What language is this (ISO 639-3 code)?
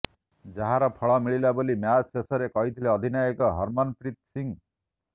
ori